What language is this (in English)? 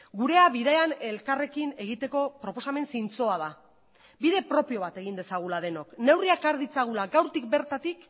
Basque